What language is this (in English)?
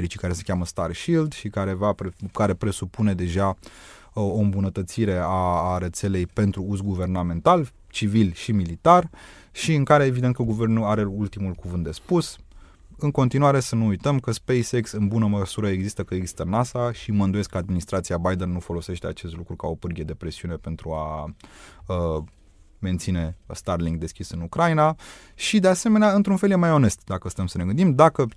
Romanian